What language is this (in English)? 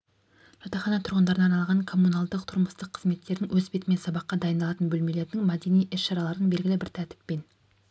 Kazakh